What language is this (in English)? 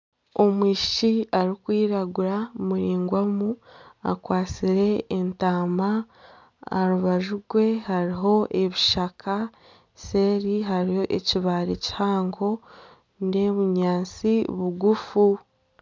Nyankole